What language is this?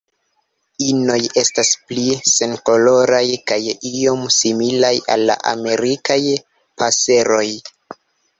Esperanto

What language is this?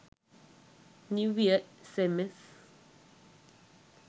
Sinhala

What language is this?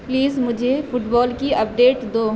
Urdu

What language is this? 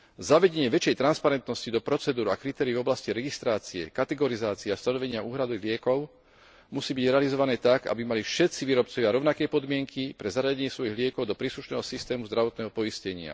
Slovak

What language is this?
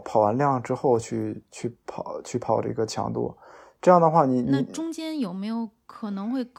Chinese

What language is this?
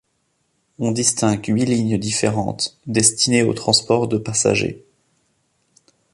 French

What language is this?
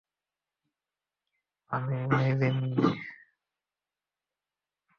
Bangla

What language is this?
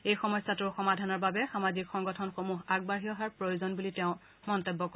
Assamese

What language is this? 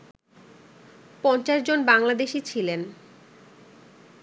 Bangla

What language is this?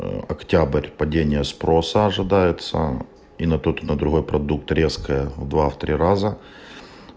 Russian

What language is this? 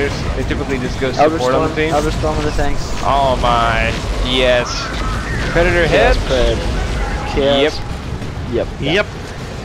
English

